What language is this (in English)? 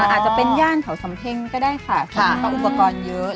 Thai